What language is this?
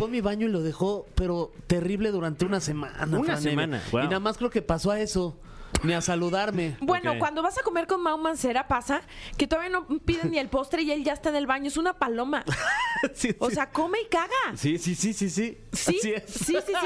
Spanish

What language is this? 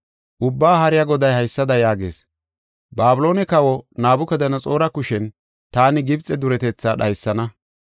Gofa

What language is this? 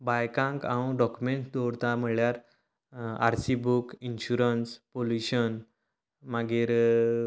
Konkani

